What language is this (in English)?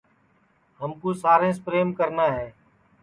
Sansi